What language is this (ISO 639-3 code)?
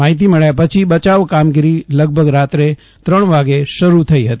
guj